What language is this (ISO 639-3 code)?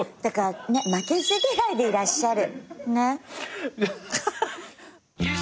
jpn